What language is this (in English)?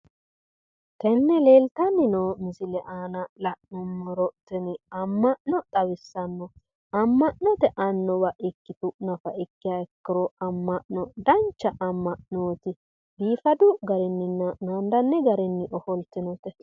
Sidamo